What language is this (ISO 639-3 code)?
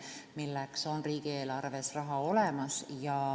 est